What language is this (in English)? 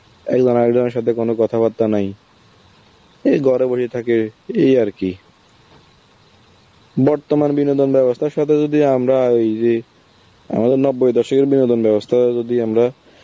Bangla